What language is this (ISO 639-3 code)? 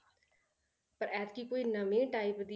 pan